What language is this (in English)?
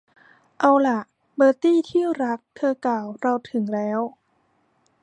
Thai